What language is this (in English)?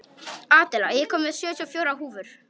Icelandic